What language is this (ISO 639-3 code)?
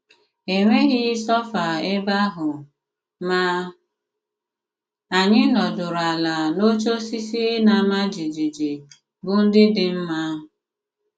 ibo